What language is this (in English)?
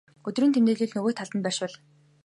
Mongolian